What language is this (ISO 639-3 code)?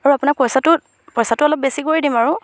asm